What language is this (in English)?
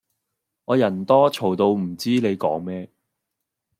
Cantonese